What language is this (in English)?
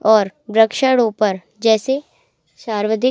Hindi